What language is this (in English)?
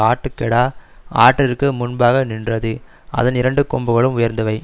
Tamil